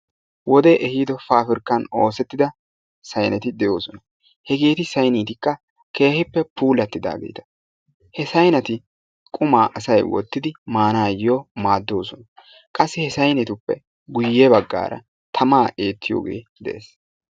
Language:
Wolaytta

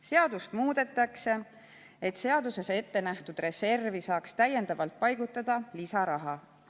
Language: Estonian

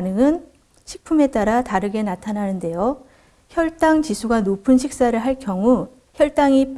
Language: Korean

